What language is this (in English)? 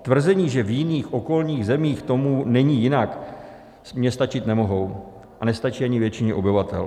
Czech